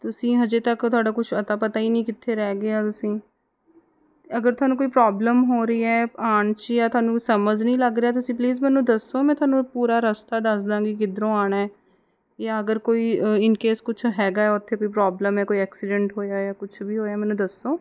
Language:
Punjabi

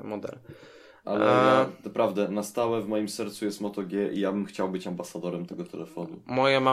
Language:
Polish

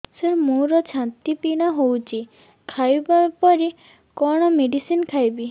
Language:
Odia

